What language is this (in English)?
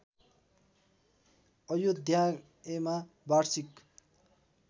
Nepali